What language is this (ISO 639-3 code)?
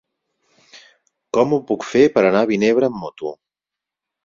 cat